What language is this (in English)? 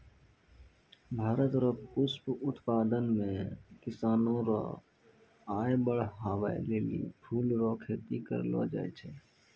Maithili